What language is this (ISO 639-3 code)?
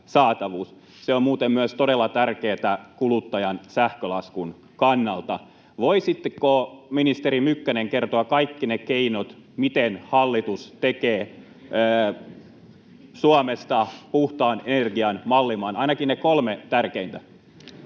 fin